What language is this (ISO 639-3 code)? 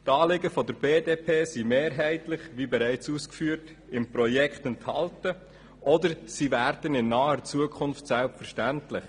gsw